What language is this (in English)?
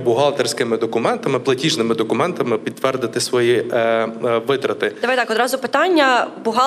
Ukrainian